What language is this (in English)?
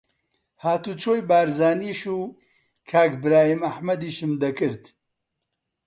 Central Kurdish